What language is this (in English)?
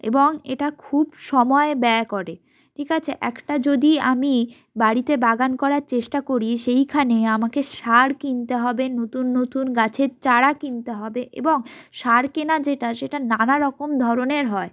Bangla